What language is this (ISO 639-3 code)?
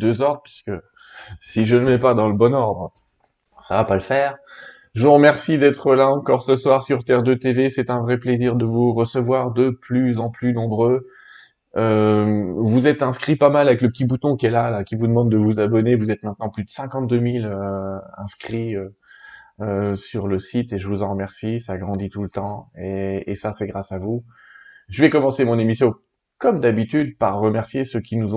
fra